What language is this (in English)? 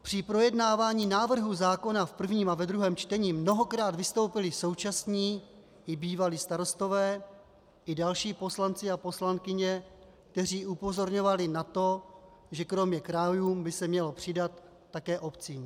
Czech